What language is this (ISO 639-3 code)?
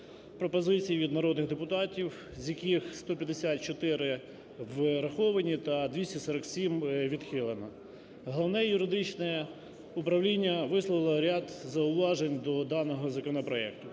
ukr